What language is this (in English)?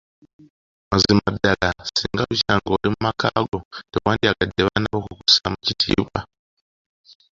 Ganda